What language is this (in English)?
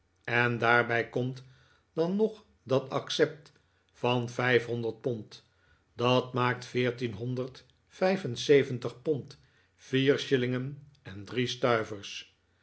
Dutch